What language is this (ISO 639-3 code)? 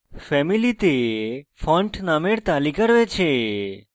ben